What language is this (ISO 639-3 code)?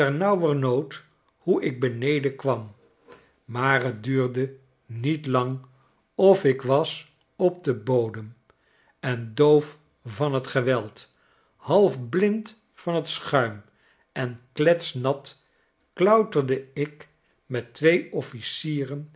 nld